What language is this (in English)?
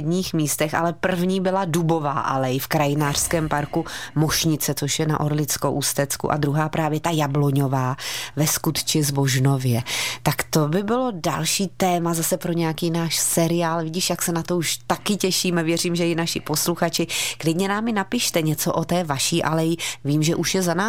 Czech